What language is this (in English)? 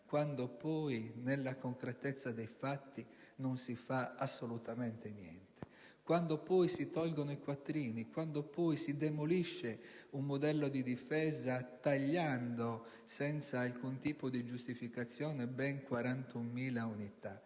Italian